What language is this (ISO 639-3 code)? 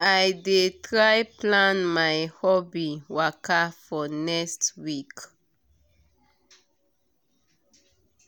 pcm